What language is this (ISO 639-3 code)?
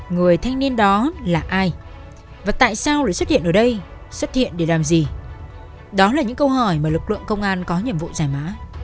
vie